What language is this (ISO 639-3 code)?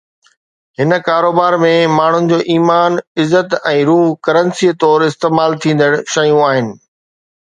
snd